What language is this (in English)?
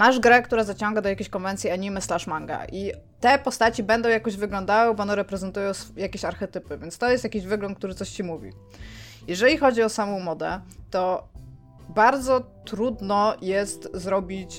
Polish